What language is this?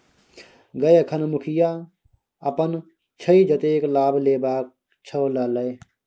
Maithili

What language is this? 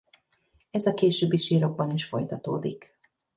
Hungarian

